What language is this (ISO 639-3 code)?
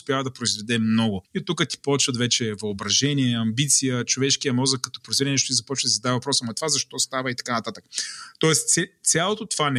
bul